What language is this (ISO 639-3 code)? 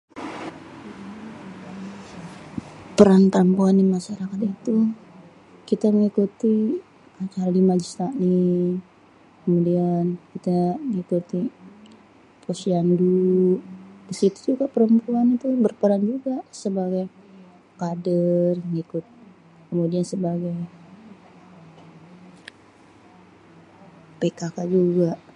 bew